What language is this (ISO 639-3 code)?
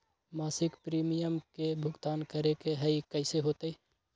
mag